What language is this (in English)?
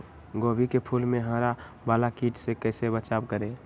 Magahi